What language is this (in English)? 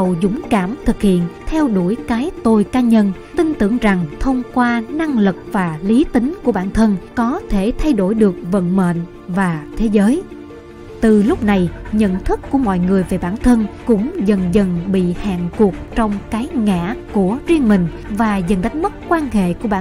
Vietnamese